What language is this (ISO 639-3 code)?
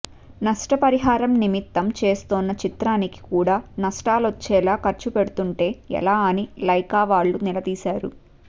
tel